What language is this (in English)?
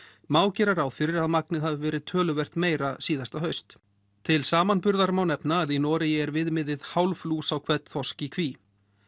Icelandic